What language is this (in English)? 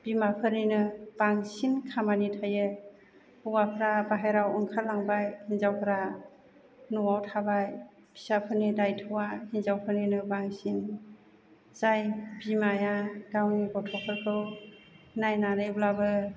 Bodo